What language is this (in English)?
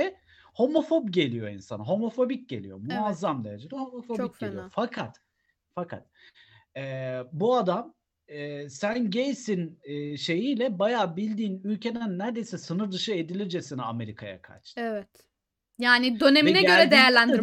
Turkish